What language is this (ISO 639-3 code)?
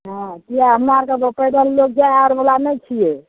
mai